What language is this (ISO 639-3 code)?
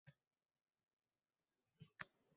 uzb